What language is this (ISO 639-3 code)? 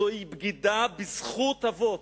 heb